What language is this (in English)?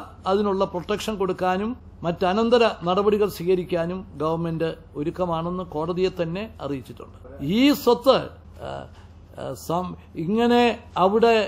Dutch